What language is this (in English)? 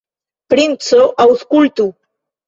Esperanto